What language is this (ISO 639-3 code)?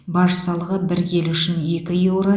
kaz